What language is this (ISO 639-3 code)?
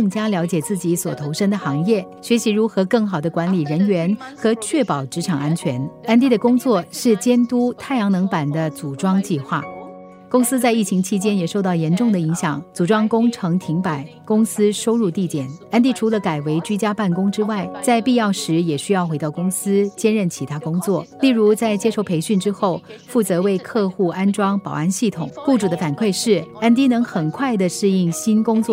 zho